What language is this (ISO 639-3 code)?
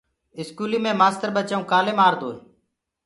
ggg